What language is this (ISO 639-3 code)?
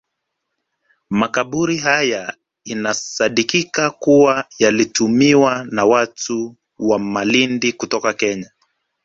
swa